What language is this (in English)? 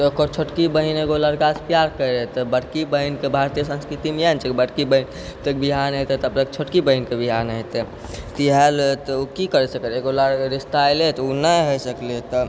Maithili